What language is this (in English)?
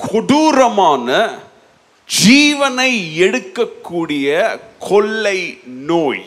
Tamil